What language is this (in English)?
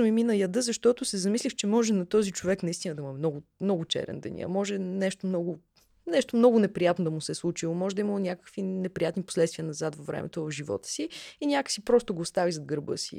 Bulgarian